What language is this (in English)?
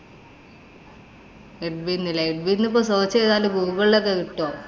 Malayalam